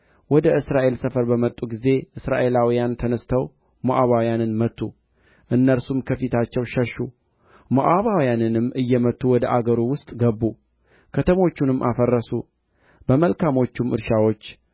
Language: Amharic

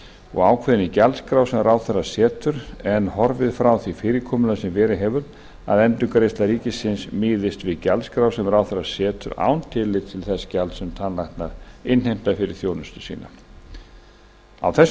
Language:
Icelandic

